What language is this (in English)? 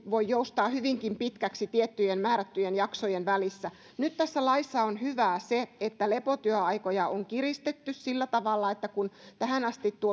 Finnish